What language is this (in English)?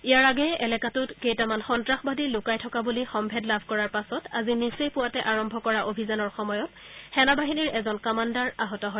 Assamese